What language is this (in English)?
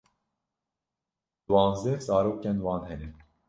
Kurdish